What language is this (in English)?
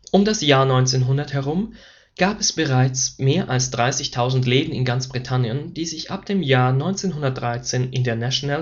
German